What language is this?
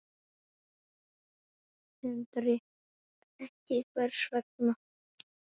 Icelandic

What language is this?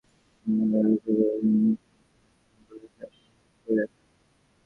Bangla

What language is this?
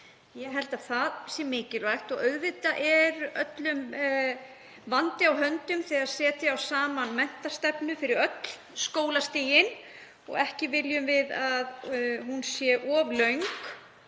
Icelandic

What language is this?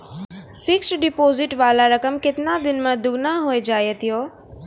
Maithili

